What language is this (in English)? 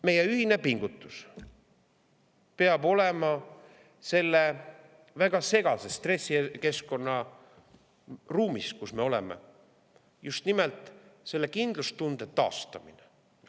Estonian